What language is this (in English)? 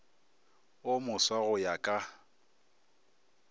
Northern Sotho